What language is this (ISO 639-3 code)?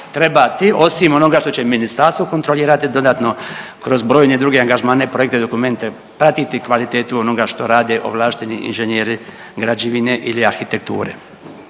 hrv